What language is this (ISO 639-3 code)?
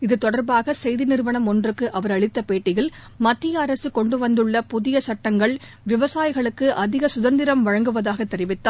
tam